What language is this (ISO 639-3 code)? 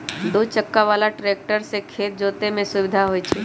mag